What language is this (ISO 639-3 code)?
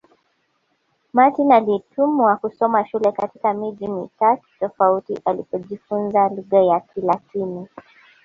swa